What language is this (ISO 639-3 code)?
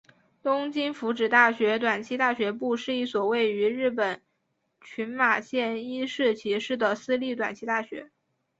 zho